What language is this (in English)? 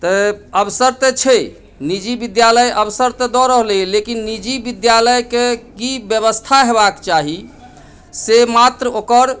Maithili